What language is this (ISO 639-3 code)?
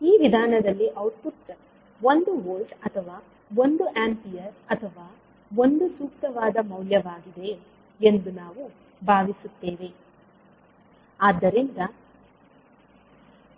kan